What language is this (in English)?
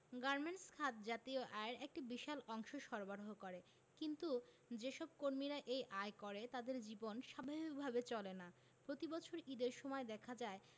Bangla